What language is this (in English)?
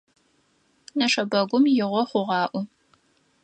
Adyghe